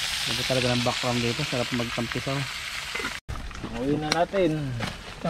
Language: Filipino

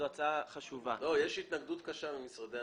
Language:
Hebrew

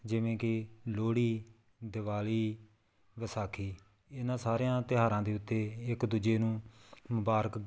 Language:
Punjabi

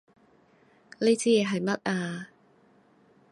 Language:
Cantonese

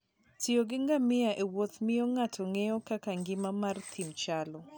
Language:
Luo (Kenya and Tanzania)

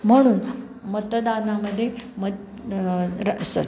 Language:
Marathi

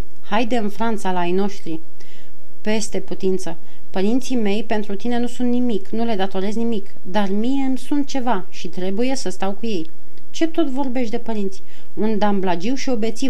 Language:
Romanian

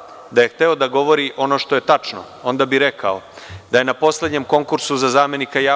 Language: Serbian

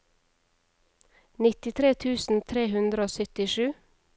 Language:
Norwegian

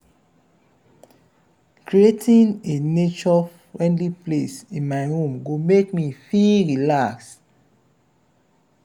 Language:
Nigerian Pidgin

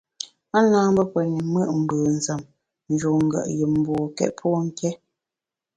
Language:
Bamun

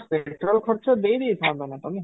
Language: Odia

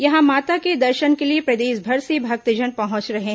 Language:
Hindi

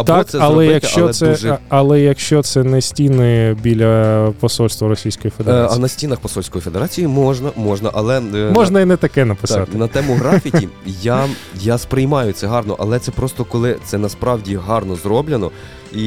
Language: Ukrainian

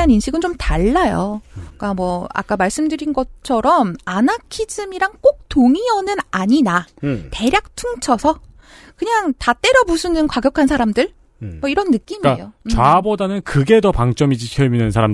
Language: Korean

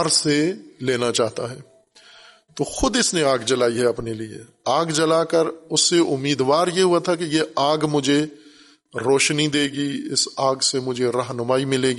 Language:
Urdu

